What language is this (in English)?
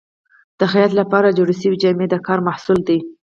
Pashto